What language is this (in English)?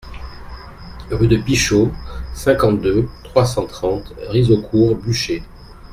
French